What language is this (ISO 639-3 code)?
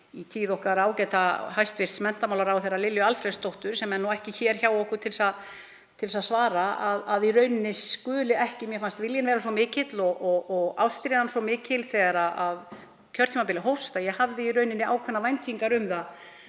isl